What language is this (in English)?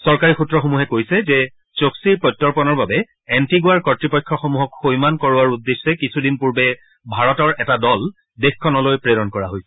Assamese